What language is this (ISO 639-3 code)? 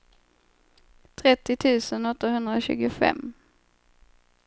swe